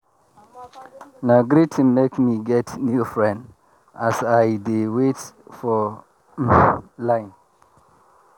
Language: Nigerian Pidgin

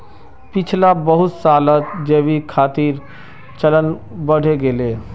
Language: Magahi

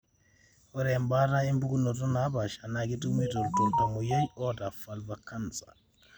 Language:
Masai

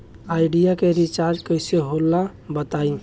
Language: Bhojpuri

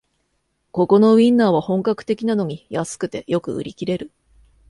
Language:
Japanese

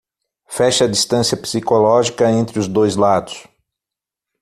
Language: Portuguese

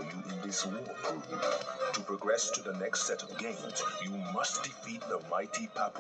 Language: English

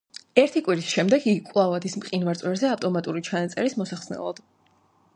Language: Georgian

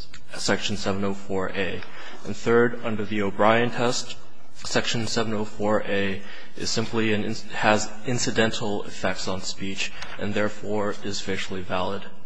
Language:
English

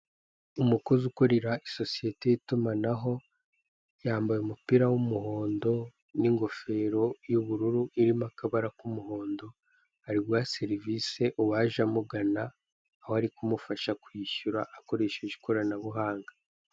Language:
Kinyarwanda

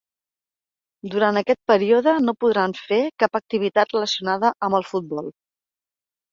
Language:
Catalan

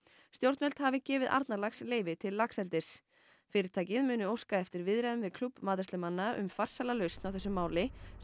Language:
Icelandic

